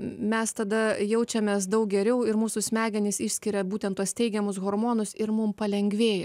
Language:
Lithuanian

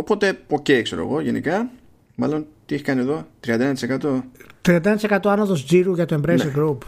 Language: Greek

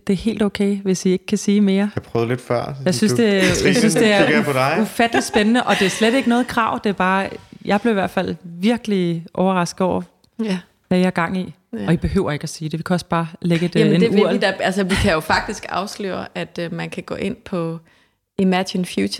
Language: Danish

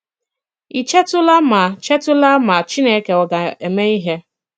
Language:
Igbo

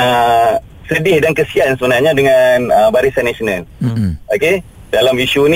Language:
Malay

